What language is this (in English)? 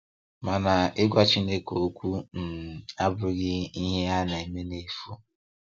Igbo